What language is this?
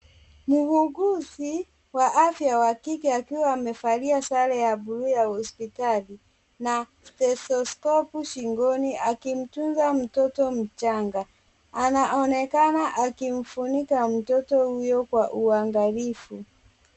Swahili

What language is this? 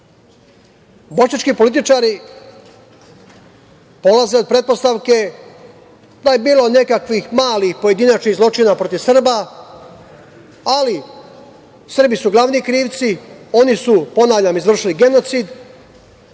Serbian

